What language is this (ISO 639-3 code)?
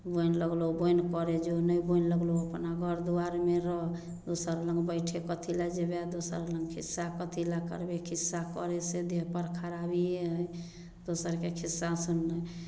mai